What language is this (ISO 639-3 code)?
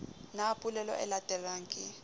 sot